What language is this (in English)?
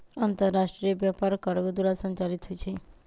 Magahi